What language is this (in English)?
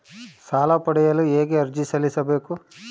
Kannada